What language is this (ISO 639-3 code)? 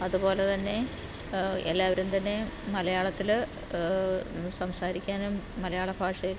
mal